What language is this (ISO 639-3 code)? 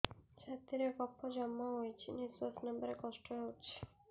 ori